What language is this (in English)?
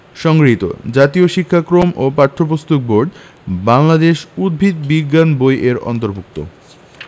Bangla